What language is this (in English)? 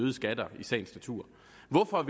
Danish